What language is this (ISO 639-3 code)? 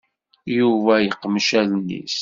kab